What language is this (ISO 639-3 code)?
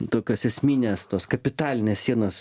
lit